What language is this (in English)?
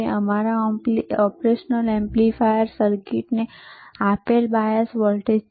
Gujarati